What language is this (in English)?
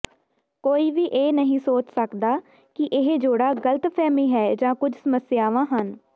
Punjabi